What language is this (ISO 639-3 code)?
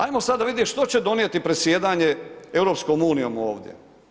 hrv